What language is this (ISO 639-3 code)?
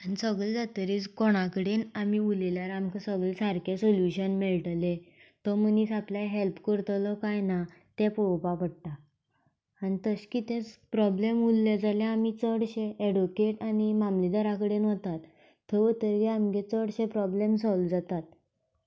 kok